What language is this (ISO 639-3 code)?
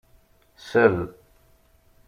kab